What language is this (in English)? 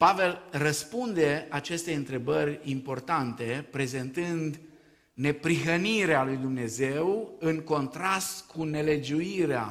Romanian